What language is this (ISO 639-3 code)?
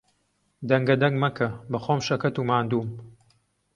ckb